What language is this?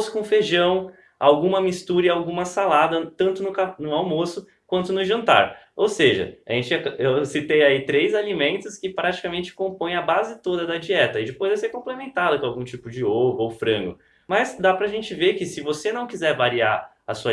Portuguese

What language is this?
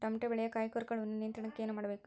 Kannada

